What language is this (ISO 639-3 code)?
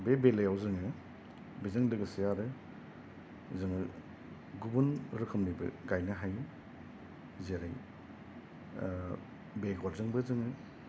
brx